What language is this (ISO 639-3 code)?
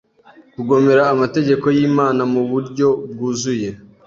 kin